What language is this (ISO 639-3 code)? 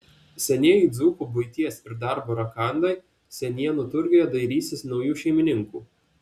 lit